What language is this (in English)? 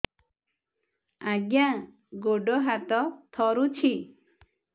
Odia